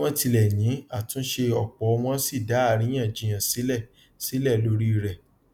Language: Yoruba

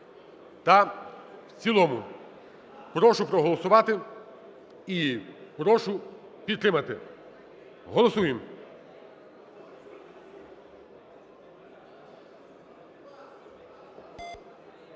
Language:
Ukrainian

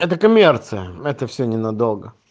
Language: Russian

